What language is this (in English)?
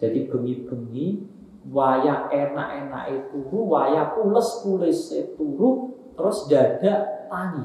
Indonesian